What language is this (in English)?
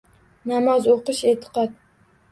Uzbek